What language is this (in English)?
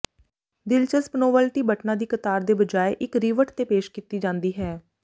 Punjabi